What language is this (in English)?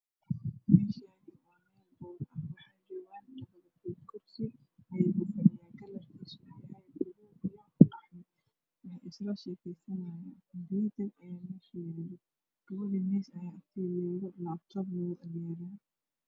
Somali